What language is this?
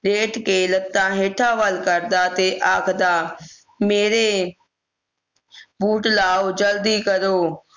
Punjabi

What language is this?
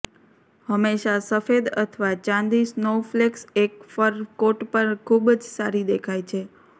Gujarati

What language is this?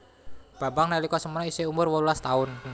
Javanese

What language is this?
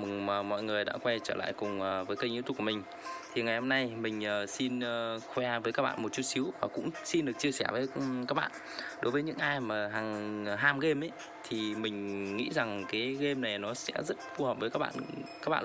Vietnamese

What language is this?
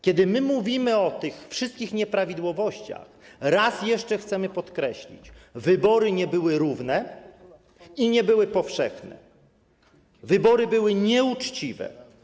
Polish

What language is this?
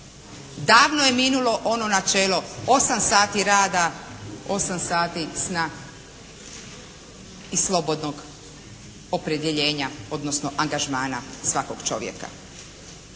Croatian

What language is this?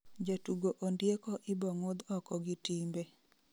Luo (Kenya and Tanzania)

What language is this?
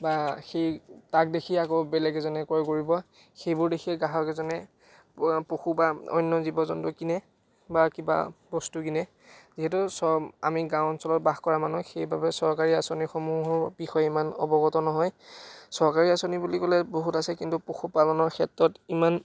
Assamese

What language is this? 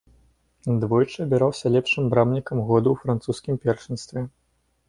Belarusian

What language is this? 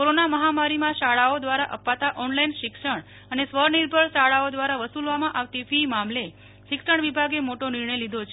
Gujarati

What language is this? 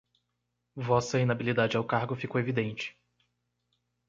Portuguese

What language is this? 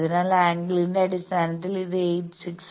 Malayalam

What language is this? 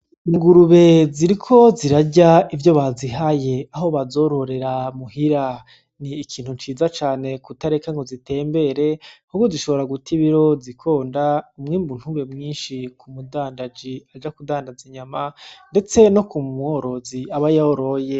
Rundi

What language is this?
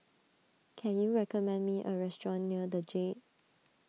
English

